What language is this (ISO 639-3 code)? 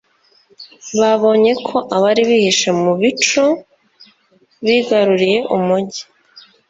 kin